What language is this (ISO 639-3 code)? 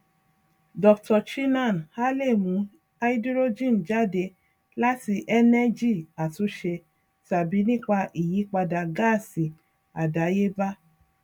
yor